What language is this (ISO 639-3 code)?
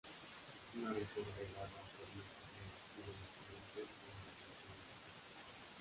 spa